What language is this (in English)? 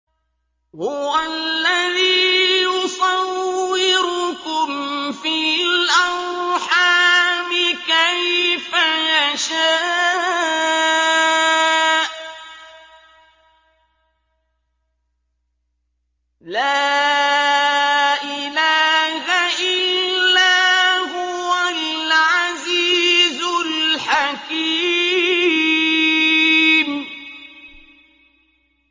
Arabic